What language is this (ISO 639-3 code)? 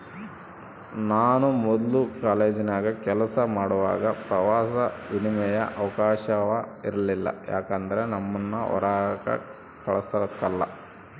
kan